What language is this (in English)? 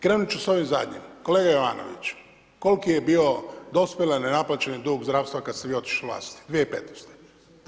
Croatian